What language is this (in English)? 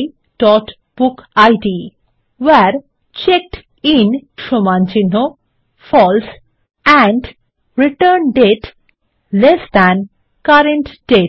Bangla